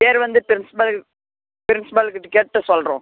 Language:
Tamil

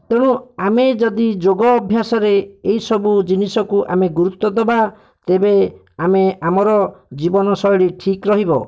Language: Odia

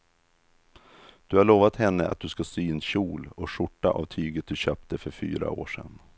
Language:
Swedish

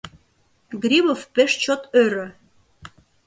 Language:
Mari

